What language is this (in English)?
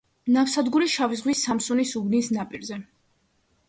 Georgian